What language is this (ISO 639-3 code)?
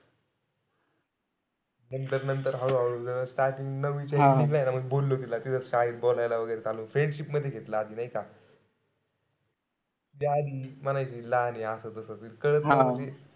mar